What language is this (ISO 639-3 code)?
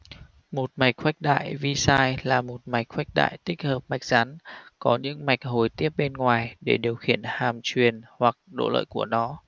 vie